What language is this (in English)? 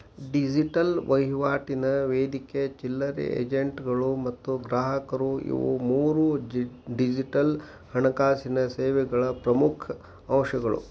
Kannada